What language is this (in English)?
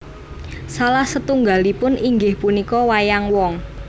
Javanese